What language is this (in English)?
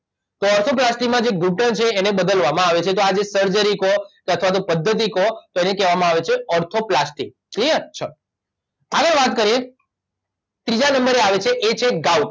Gujarati